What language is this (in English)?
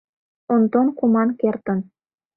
Mari